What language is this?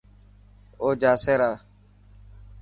Dhatki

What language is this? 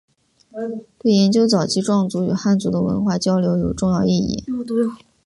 Chinese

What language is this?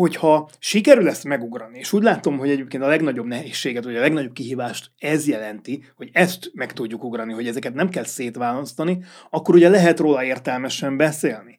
Hungarian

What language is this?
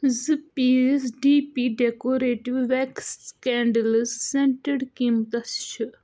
Kashmiri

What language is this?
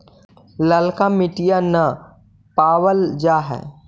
Magahi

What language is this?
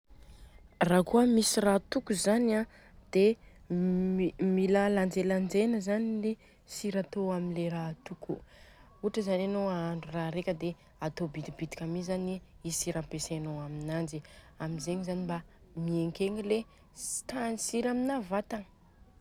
Southern Betsimisaraka Malagasy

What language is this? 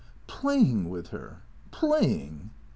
English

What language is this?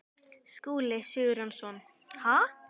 Icelandic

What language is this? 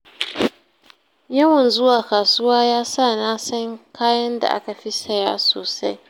Hausa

